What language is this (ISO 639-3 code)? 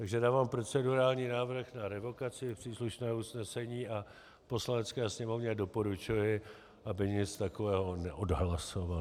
ces